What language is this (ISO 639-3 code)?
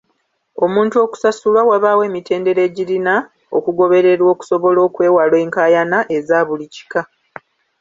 lug